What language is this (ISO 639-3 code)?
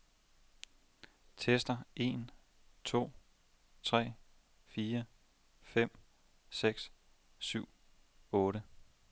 dan